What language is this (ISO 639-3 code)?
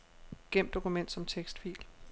dan